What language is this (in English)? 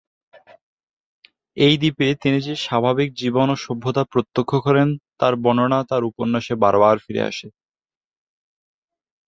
Bangla